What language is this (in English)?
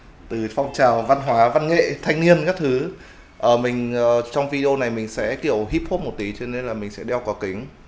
Vietnamese